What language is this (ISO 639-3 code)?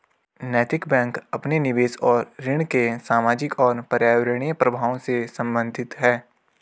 hin